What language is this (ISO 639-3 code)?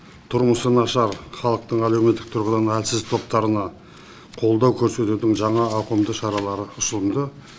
kaz